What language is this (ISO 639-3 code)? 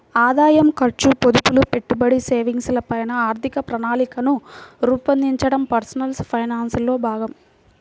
tel